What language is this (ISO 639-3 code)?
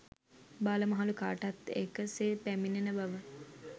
sin